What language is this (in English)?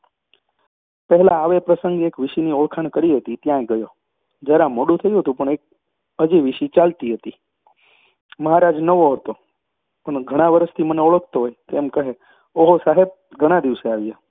Gujarati